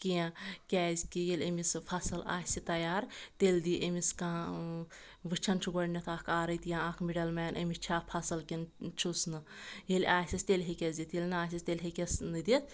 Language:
Kashmiri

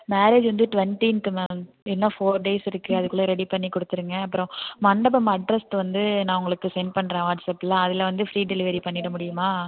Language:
Tamil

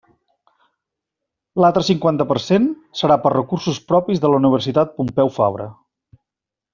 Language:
Catalan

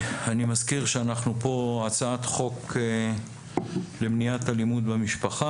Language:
Hebrew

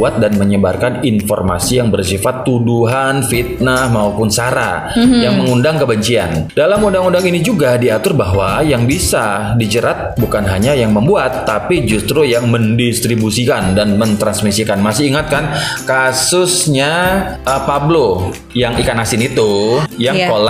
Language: Indonesian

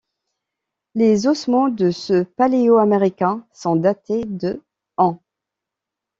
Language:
French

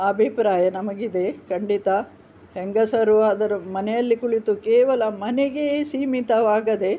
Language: Kannada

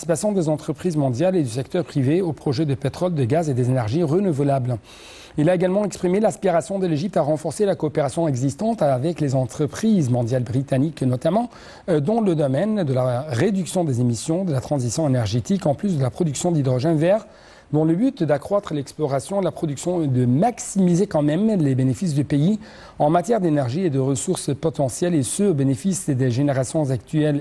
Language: French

